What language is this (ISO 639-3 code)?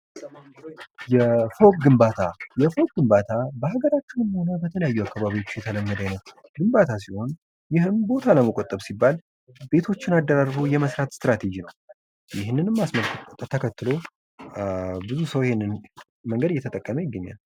amh